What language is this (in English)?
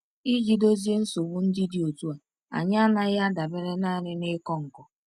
Igbo